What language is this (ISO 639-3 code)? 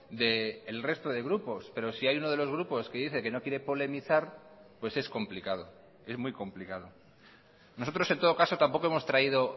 spa